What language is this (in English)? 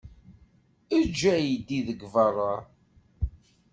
Kabyle